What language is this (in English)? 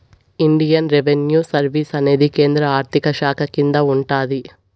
Telugu